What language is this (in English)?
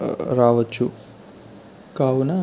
Telugu